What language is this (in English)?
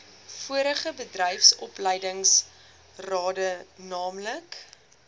Afrikaans